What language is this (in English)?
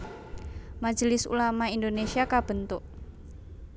Javanese